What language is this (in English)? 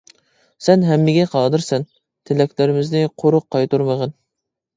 Uyghur